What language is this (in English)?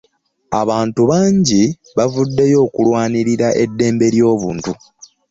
Ganda